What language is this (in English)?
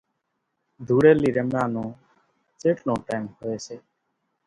Kachi Koli